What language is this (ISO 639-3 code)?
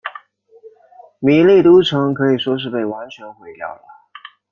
zho